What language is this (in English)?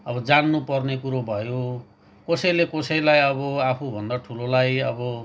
Nepali